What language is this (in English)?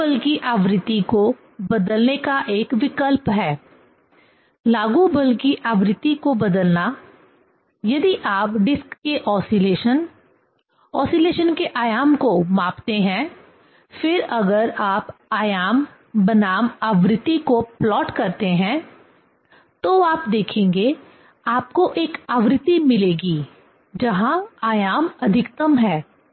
Hindi